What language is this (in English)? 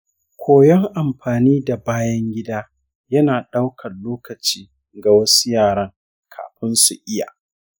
Hausa